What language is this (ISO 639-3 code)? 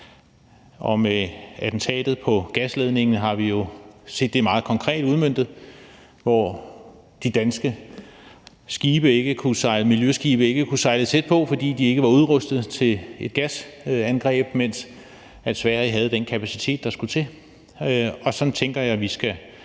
dan